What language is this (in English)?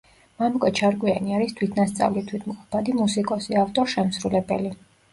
Georgian